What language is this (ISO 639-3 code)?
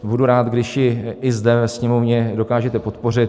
ces